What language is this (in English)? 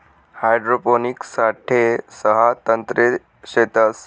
Marathi